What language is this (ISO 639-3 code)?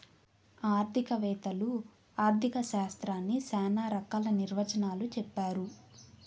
tel